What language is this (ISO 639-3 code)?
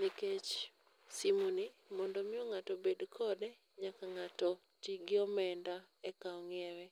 luo